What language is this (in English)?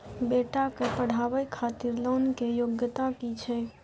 Maithili